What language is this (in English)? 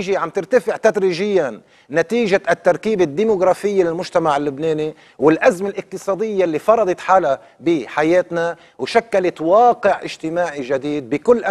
Arabic